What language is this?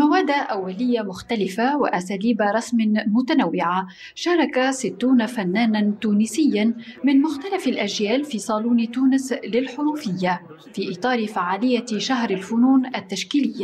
Arabic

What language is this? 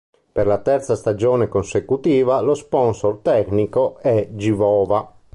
Italian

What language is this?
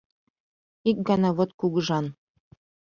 Mari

